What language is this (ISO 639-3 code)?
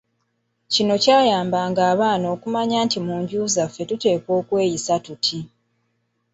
lug